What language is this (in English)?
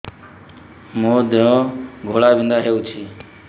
Odia